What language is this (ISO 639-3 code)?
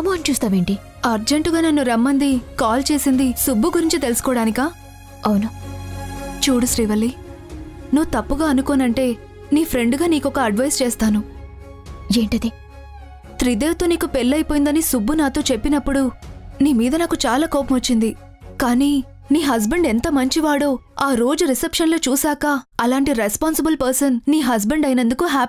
tel